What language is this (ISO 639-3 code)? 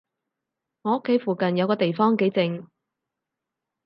yue